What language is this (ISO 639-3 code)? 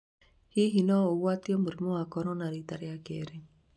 kik